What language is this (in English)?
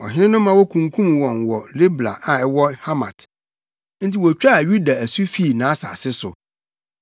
Akan